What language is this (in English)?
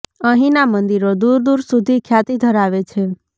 Gujarati